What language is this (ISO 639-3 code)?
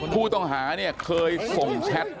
tha